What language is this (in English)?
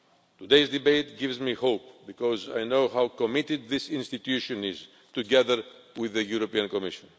English